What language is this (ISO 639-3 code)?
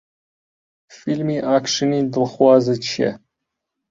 ckb